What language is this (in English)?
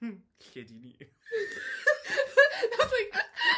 Welsh